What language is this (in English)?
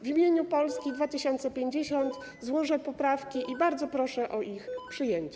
Polish